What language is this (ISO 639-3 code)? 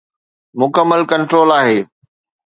snd